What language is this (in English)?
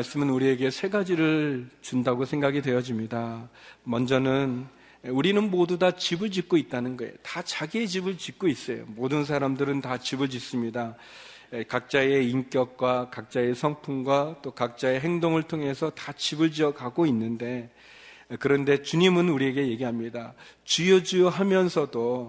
Korean